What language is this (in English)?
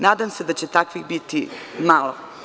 Serbian